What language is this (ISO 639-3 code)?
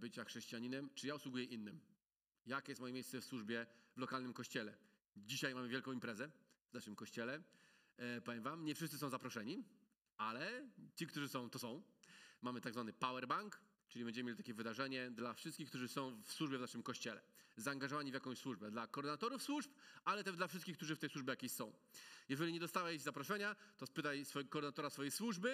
pol